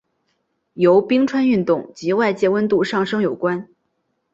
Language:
Chinese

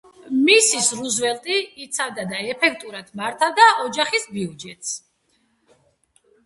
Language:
Georgian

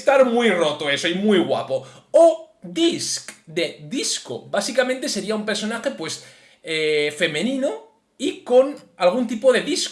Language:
Spanish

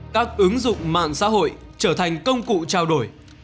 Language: Vietnamese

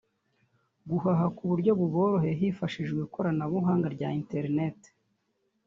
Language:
Kinyarwanda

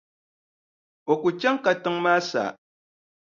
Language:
Dagbani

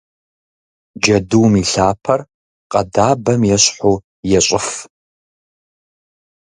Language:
Kabardian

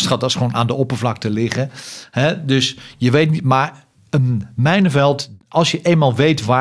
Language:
Dutch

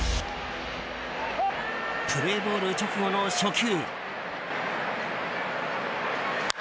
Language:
Japanese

